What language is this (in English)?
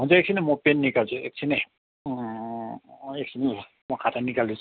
Nepali